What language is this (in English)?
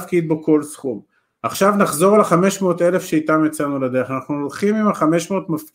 Hebrew